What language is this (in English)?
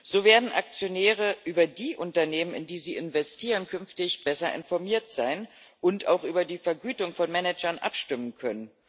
German